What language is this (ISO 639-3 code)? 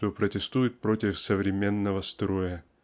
rus